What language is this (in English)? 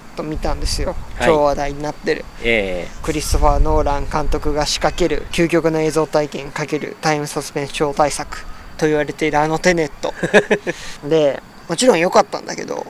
Japanese